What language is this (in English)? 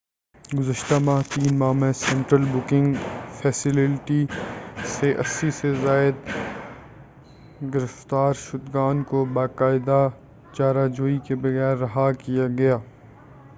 Urdu